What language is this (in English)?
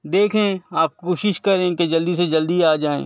Urdu